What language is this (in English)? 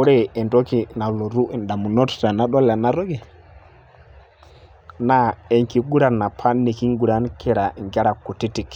Masai